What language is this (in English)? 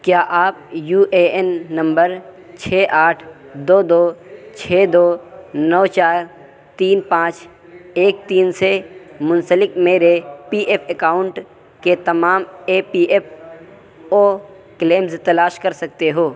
Urdu